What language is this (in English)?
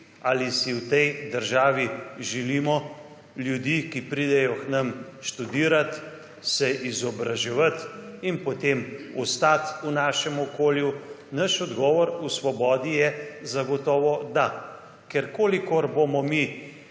Slovenian